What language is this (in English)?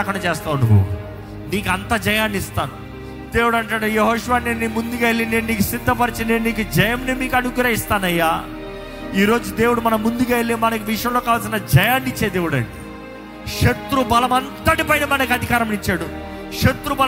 Telugu